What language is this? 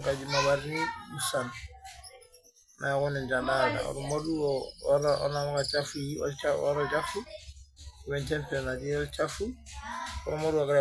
Masai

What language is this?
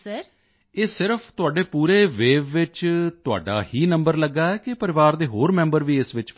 Punjabi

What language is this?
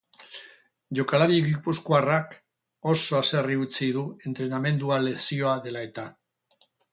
Basque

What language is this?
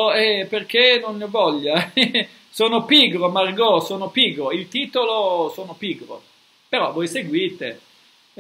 Italian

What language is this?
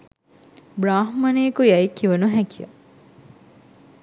Sinhala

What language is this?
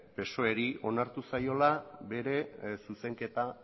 Basque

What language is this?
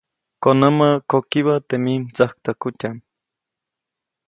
Copainalá Zoque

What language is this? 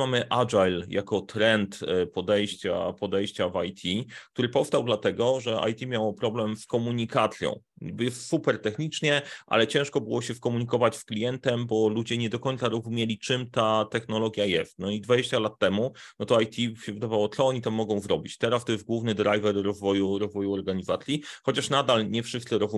Polish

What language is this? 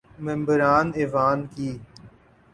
Urdu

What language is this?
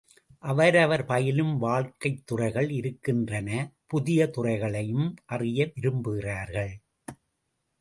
Tamil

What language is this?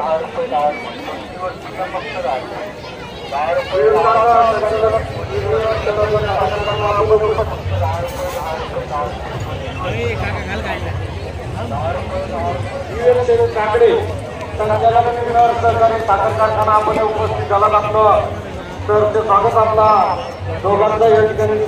Marathi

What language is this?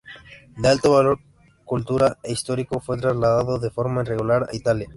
Spanish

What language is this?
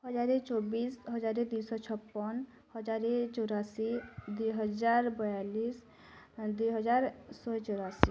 Odia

